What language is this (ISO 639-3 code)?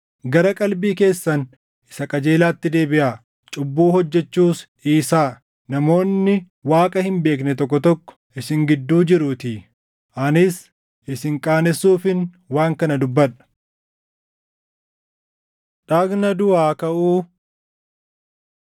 orm